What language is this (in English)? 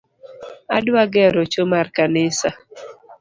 Luo (Kenya and Tanzania)